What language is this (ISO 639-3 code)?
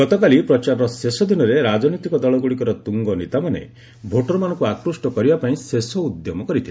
ori